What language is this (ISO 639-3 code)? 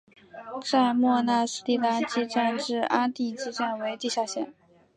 zho